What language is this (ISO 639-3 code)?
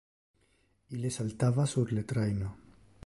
ina